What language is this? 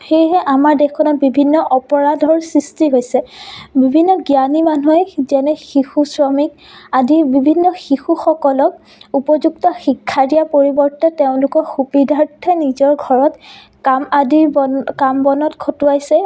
Assamese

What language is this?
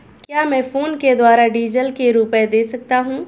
Hindi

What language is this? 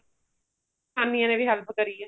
Punjabi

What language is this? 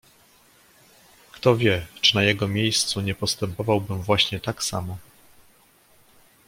Polish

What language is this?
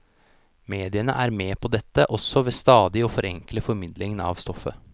Norwegian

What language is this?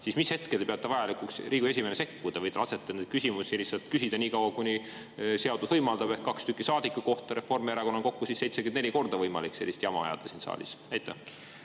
Estonian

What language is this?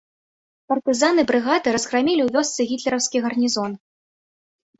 Belarusian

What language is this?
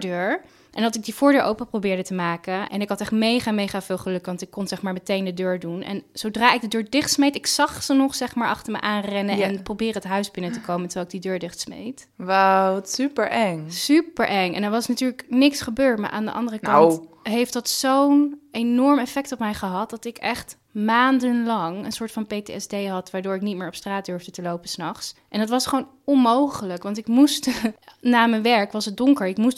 Dutch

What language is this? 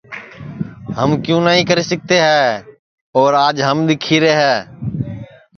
Sansi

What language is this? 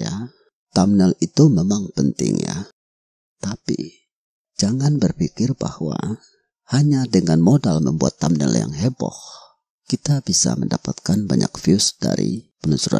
Indonesian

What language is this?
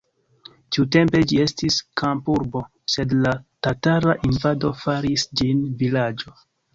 Esperanto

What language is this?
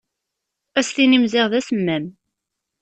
Kabyle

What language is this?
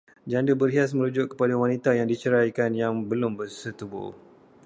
Malay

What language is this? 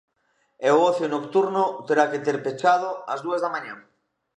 Galician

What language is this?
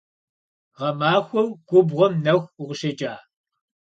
Kabardian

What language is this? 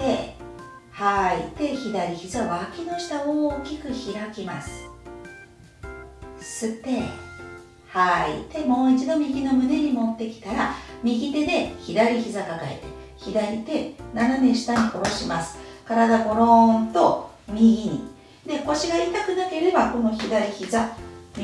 Japanese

